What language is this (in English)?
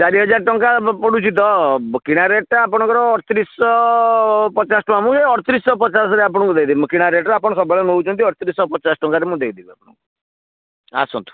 Odia